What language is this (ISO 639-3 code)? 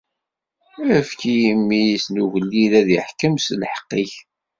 kab